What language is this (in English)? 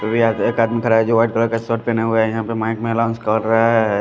Hindi